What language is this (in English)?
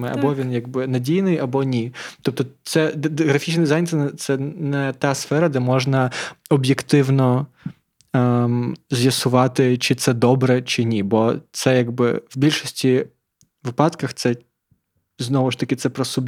Ukrainian